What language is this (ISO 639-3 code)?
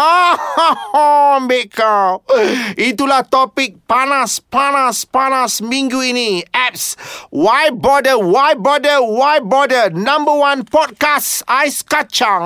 msa